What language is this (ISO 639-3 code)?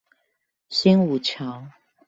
zho